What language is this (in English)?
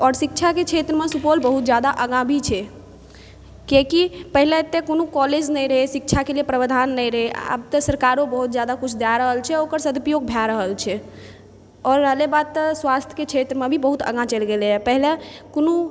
Maithili